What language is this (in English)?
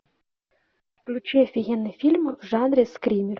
Russian